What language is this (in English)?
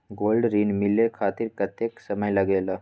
Magahi